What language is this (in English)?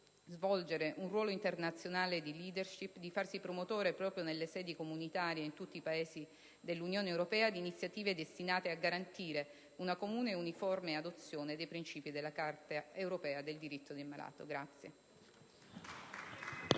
Italian